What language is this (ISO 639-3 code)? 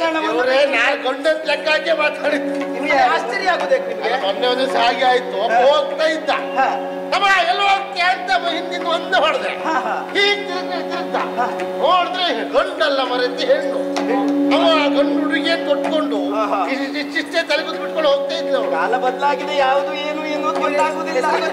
kan